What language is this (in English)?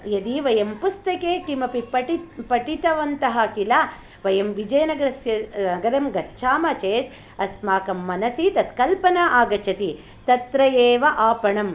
Sanskrit